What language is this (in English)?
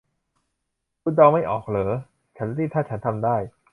Thai